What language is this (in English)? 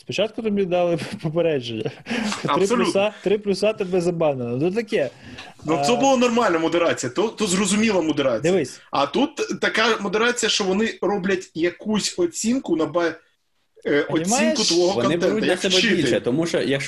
Ukrainian